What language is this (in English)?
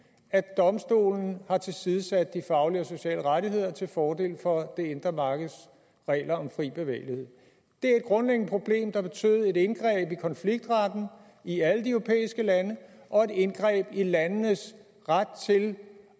Danish